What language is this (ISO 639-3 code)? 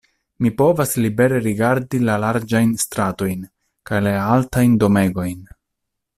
epo